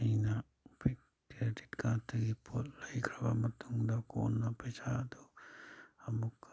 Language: Manipuri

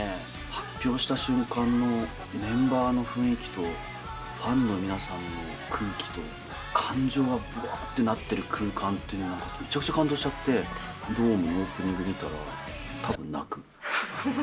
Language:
Japanese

